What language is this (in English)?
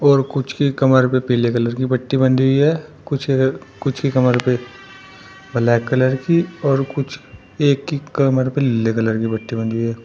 Hindi